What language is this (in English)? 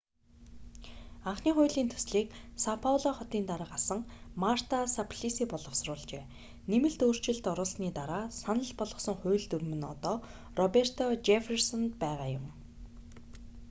Mongolian